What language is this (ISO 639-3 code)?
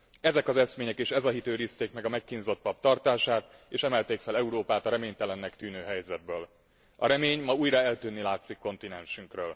hun